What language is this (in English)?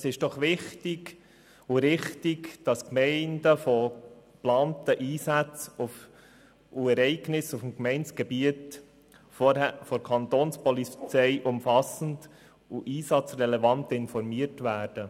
Swiss German